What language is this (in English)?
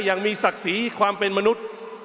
Thai